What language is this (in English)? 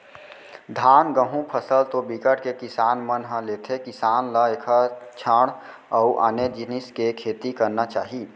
Chhattisgarhi